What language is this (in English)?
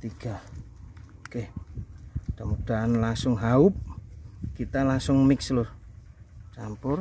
Indonesian